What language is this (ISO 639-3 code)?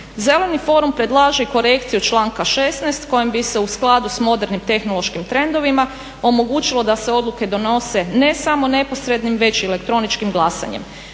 hrv